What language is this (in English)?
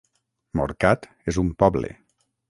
Catalan